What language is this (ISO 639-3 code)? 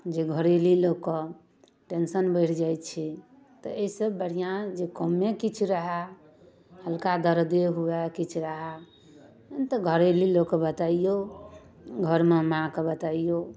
mai